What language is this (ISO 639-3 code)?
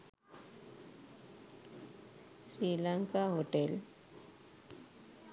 sin